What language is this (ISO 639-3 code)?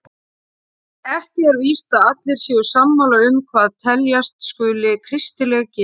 isl